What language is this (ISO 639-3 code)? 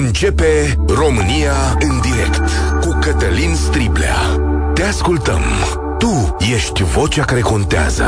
ron